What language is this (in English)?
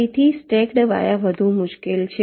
Gujarati